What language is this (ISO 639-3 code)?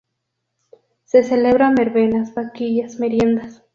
spa